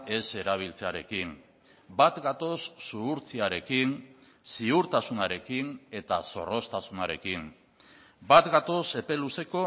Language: Basque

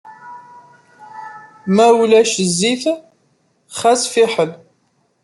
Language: Kabyle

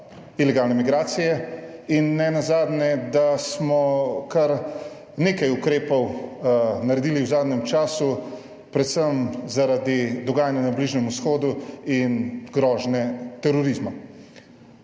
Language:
Slovenian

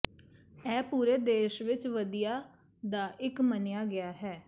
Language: Punjabi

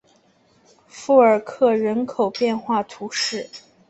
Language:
Chinese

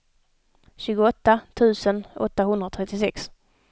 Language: Swedish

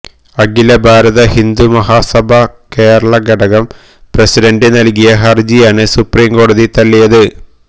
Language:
Malayalam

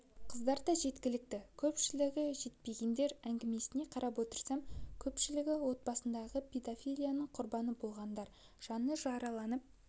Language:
Kazakh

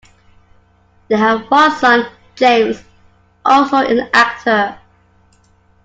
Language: English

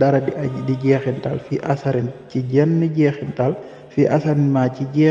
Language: Arabic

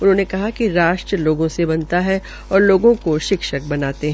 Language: Hindi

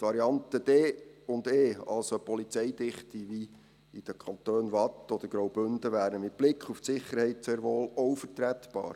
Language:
Swiss German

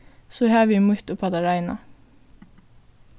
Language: Faroese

